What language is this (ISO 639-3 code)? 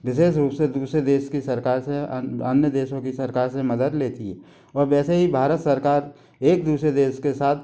hin